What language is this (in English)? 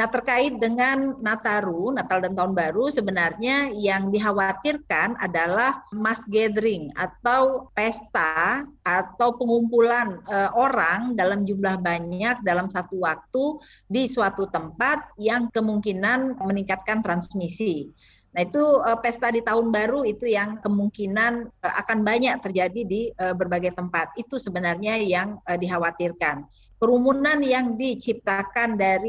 Indonesian